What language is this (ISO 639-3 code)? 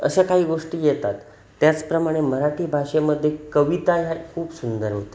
mar